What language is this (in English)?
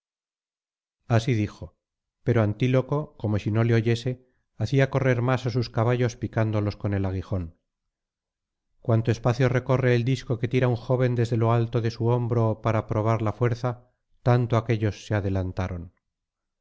Spanish